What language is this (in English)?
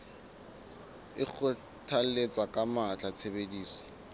Southern Sotho